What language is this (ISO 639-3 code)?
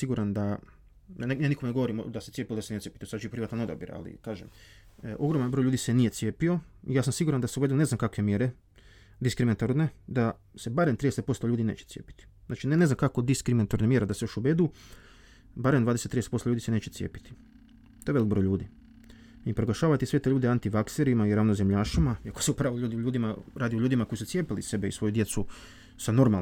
hrv